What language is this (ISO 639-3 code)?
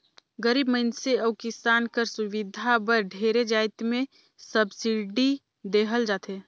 hne